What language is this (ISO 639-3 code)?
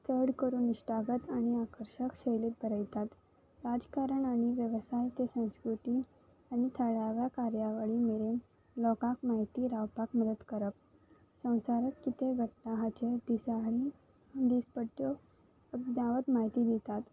kok